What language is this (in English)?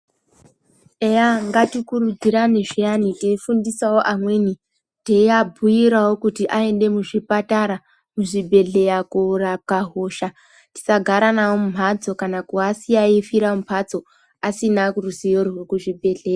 Ndau